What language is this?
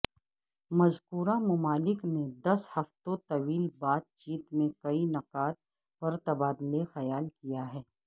Urdu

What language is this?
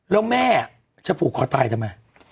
Thai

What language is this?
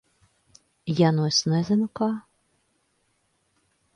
Latvian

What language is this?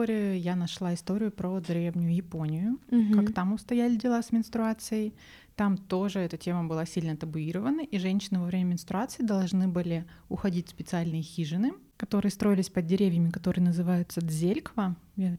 Russian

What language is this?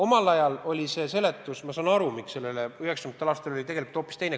Estonian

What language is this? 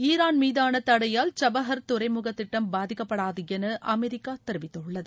Tamil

